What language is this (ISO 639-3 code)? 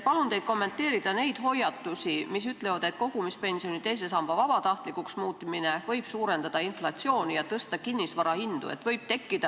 est